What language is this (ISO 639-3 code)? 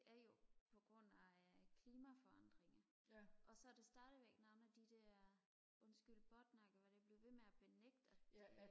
dan